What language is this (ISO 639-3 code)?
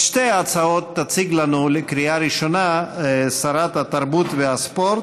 heb